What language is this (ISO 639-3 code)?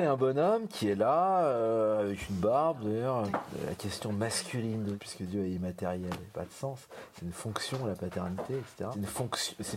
fra